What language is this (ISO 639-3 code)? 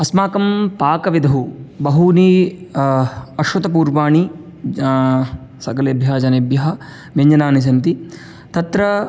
san